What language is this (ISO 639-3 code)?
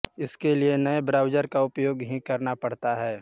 hin